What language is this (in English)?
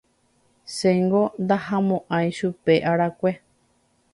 Guarani